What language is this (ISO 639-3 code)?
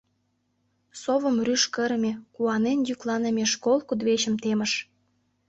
chm